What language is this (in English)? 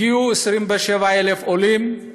Hebrew